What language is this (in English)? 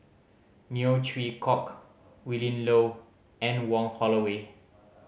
English